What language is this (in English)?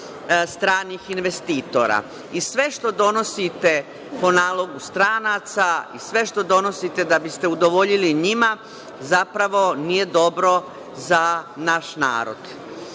Serbian